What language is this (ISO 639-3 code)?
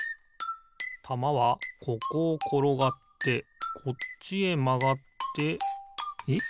jpn